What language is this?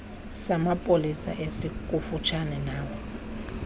Xhosa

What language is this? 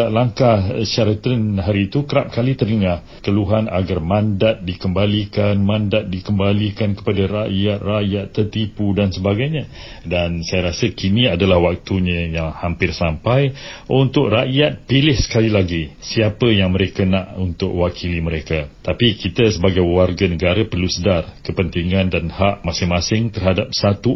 Malay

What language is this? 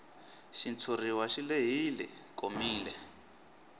Tsonga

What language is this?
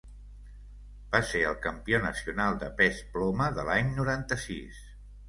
Catalan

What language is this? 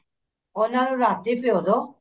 Punjabi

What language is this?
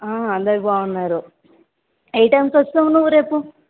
Telugu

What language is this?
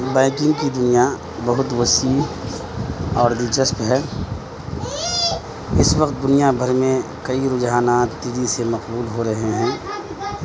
Urdu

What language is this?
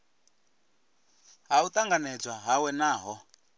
Venda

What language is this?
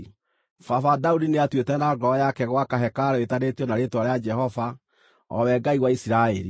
Kikuyu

